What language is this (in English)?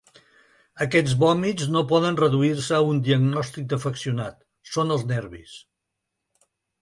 Catalan